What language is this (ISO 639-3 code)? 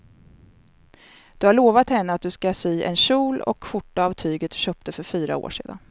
swe